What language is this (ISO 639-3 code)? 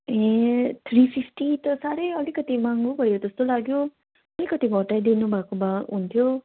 nep